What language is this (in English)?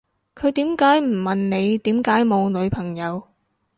Cantonese